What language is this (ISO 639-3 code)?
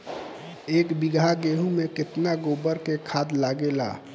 bho